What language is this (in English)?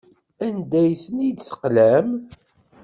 Kabyle